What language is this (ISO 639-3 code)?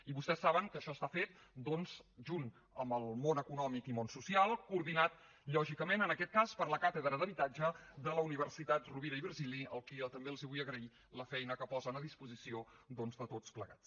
cat